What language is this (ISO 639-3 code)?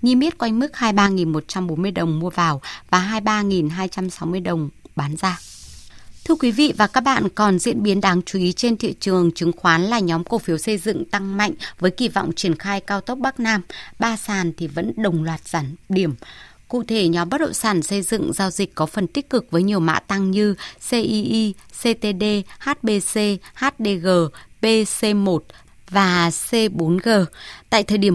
vie